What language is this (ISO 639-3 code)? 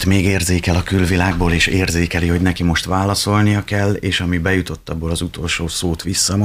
hun